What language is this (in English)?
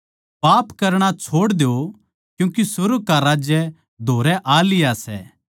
Haryanvi